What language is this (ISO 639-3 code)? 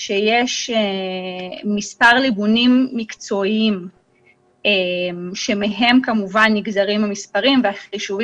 heb